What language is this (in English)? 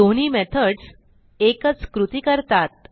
Marathi